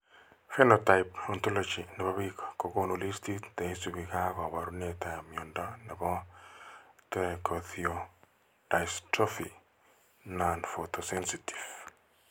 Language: Kalenjin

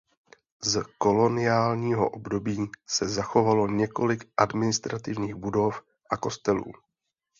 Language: Czech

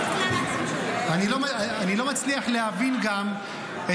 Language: Hebrew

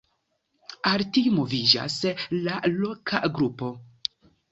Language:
Esperanto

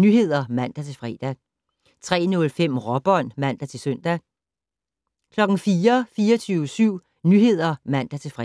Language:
Danish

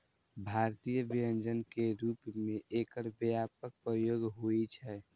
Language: Maithili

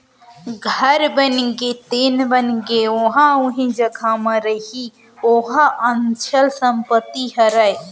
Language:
Chhattisgarhi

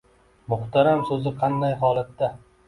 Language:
Uzbek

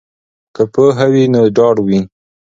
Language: Pashto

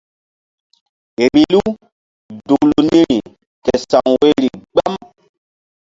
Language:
Mbum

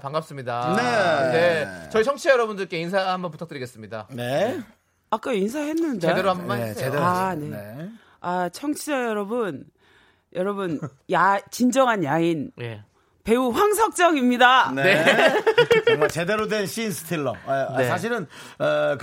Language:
Korean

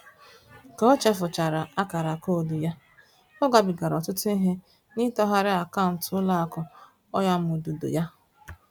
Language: Igbo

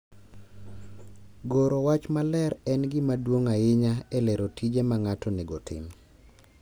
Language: Luo (Kenya and Tanzania)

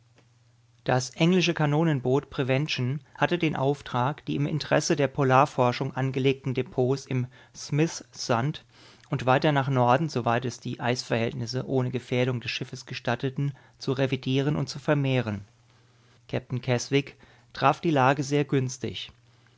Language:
German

